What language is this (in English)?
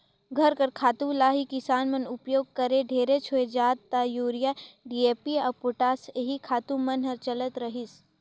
Chhattisgarhi